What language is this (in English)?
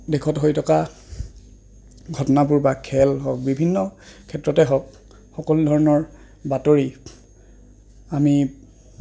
Assamese